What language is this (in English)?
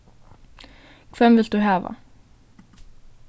Faroese